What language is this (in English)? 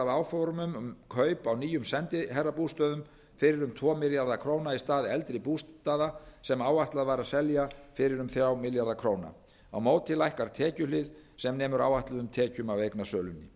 Icelandic